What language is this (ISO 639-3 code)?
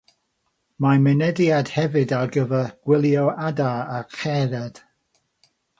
cym